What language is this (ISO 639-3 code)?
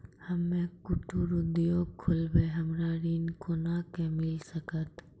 mai